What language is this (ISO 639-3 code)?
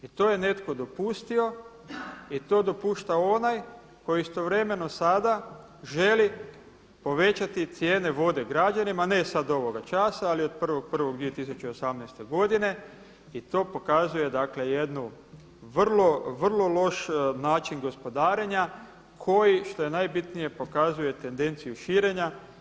hrv